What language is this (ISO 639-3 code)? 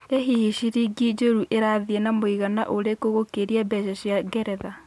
kik